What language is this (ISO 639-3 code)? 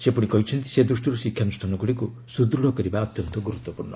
ori